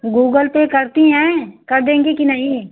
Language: Hindi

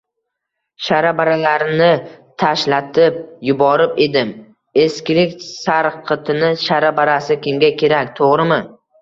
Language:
Uzbek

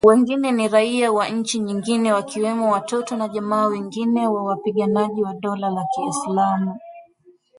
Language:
Swahili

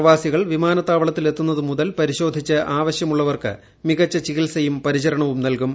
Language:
Malayalam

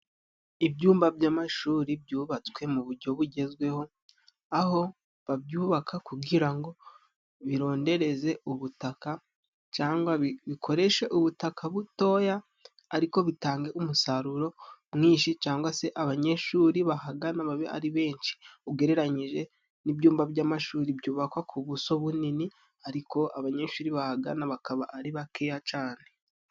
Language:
Kinyarwanda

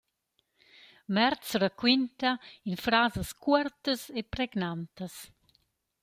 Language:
Romansh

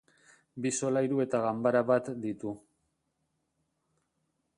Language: Basque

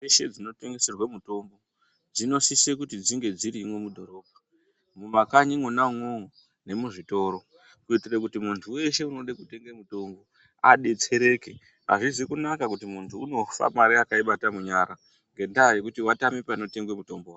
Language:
Ndau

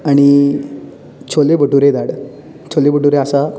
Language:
Konkani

